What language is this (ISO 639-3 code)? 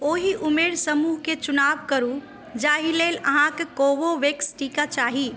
mai